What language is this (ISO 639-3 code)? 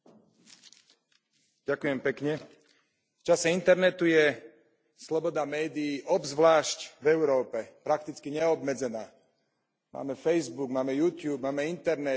slk